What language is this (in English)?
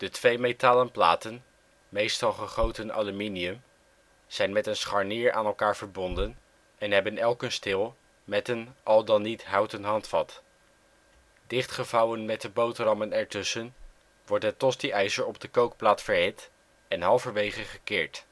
Dutch